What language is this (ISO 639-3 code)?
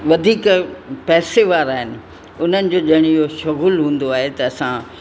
snd